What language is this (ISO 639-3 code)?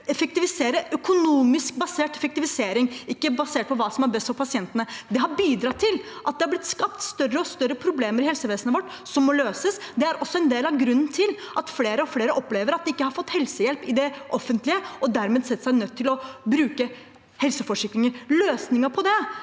nor